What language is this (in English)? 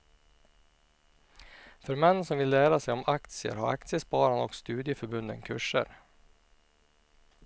Swedish